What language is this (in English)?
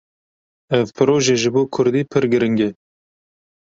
Kurdish